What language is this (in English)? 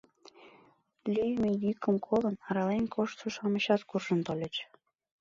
Mari